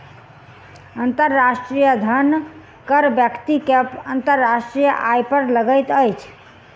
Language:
Maithili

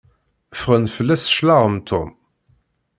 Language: Kabyle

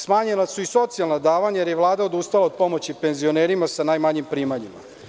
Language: Serbian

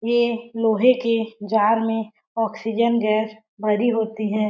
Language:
Hindi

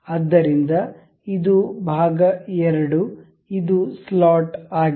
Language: Kannada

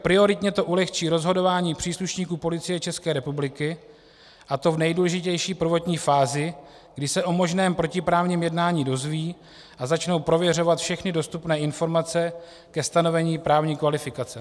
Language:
Czech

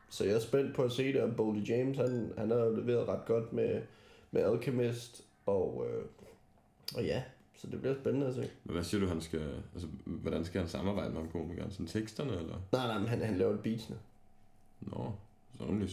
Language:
Danish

